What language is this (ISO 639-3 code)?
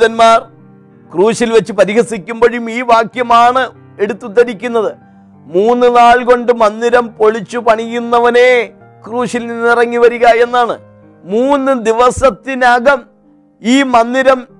mal